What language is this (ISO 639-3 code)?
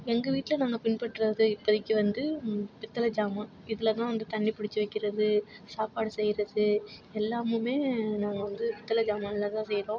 tam